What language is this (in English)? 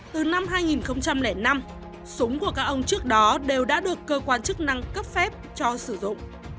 Vietnamese